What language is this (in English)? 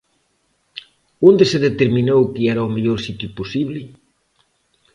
Galician